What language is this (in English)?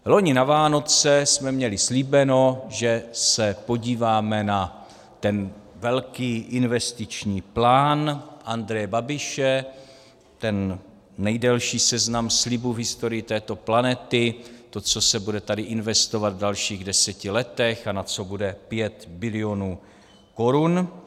Czech